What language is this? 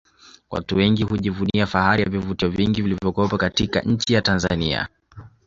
Swahili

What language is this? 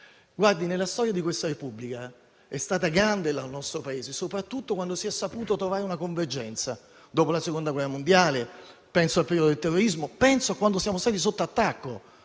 Italian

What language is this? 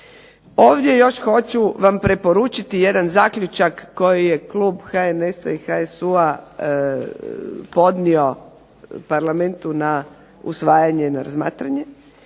Croatian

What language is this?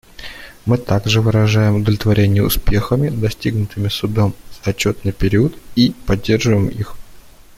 Russian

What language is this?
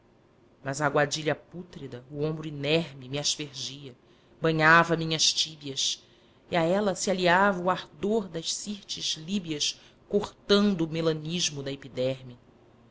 Portuguese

